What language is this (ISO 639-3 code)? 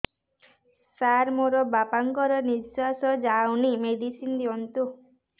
ori